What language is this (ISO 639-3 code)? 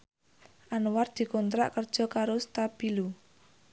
jav